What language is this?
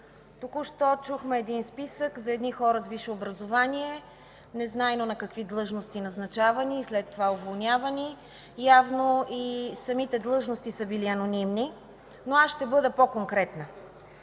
Bulgarian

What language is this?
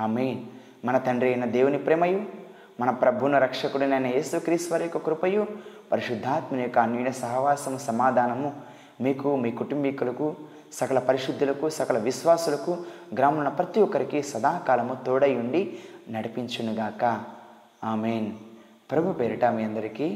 Telugu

